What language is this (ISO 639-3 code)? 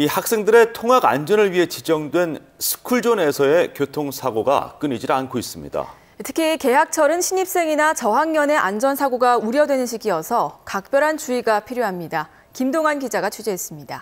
kor